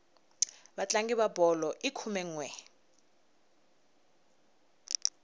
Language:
Tsonga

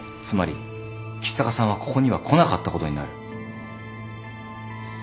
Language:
Japanese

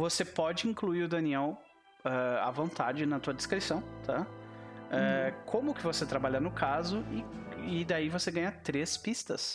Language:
Portuguese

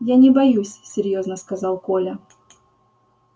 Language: Russian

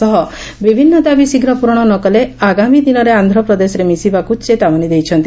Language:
Odia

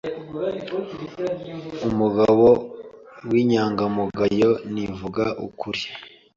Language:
Kinyarwanda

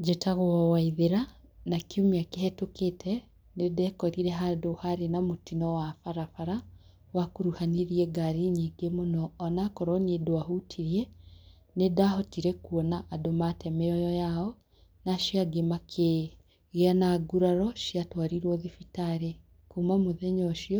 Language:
Kikuyu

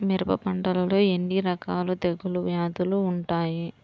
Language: Telugu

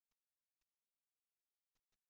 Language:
Kabyle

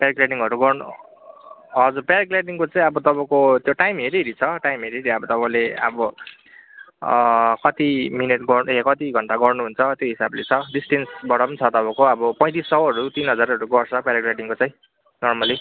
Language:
Nepali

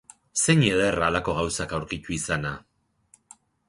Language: Basque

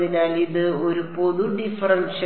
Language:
Malayalam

